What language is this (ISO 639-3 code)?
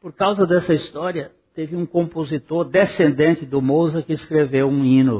por